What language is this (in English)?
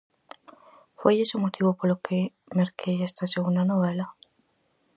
Galician